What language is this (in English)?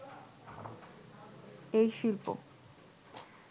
Bangla